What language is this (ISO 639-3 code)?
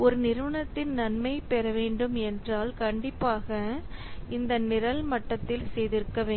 tam